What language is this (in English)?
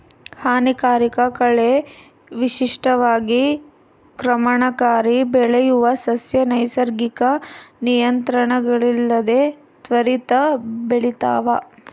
Kannada